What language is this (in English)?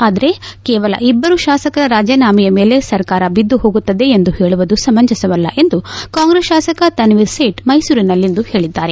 Kannada